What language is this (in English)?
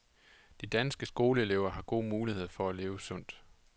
Danish